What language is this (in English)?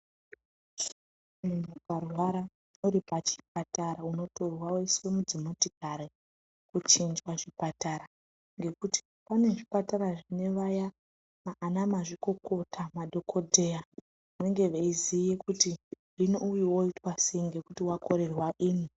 Ndau